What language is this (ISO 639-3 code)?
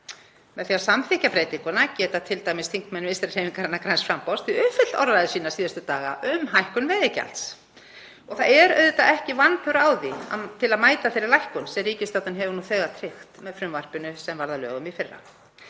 isl